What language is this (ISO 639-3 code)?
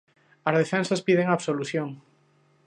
glg